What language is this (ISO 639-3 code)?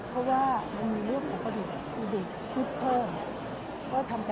tha